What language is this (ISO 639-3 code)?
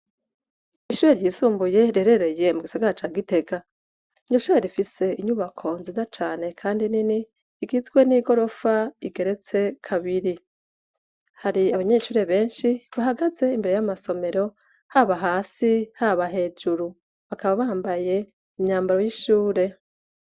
run